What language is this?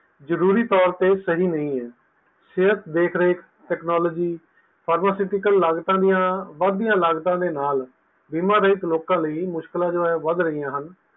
Punjabi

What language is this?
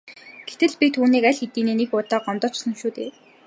Mongolian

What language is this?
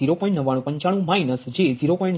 Gujarati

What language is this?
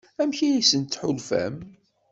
Kabyle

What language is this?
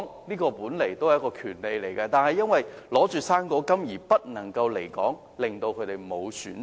Cantonese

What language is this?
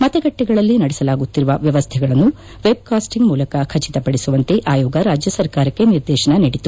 Kannada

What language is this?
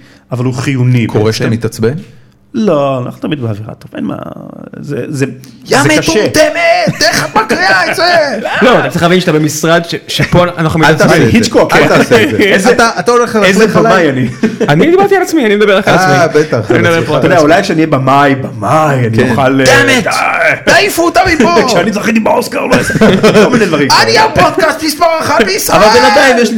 Hebrew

